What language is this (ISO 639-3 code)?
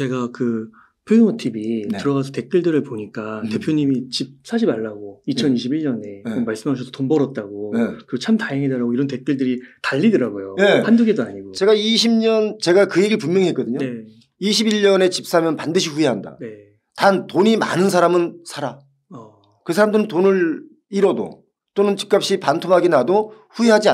kor